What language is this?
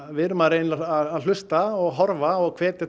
Icelandic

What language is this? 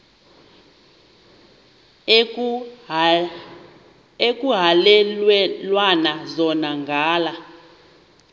Xhosa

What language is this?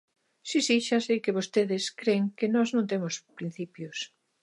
Galician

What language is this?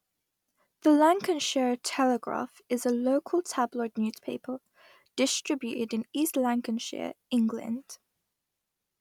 English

